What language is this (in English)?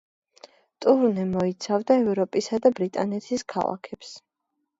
Georgian